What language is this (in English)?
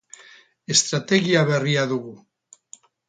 Basque